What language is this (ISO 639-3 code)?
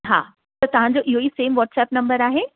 snd